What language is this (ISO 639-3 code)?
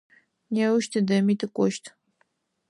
ady